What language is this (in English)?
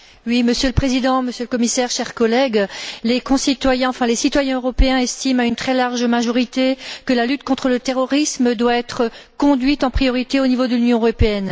French